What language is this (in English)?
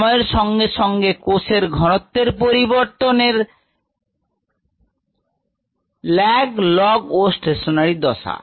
Bangla